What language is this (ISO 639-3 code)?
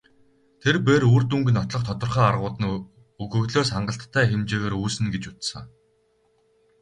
mon